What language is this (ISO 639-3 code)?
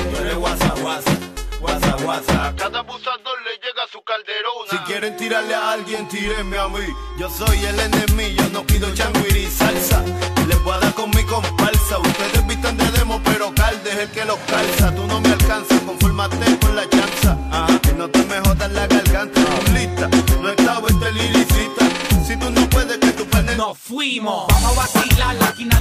spa